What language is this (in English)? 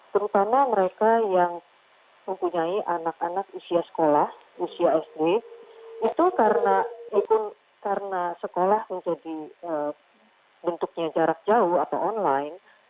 Indonesian